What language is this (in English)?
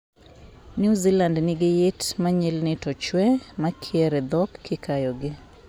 Luo (Kenya and Tanzania)